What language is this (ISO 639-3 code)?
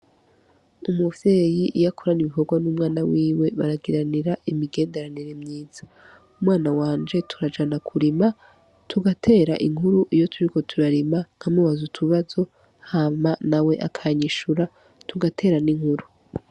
run